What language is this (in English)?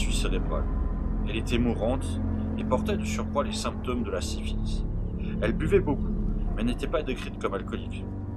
French